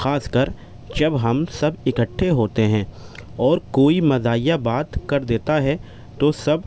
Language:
Urdu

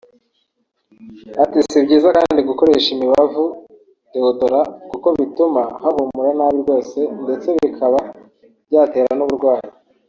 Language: Kinyarwanda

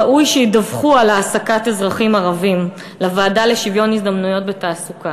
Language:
Hebrew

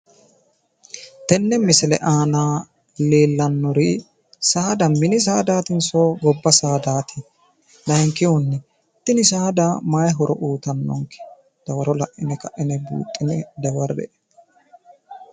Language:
Sidamo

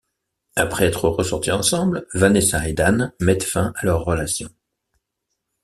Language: French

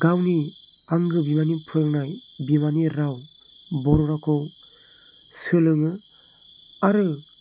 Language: Bodo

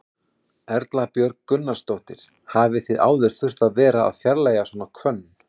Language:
Icelandic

